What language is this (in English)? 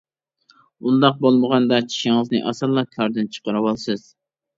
Uyghur